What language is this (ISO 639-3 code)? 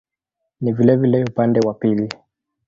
swa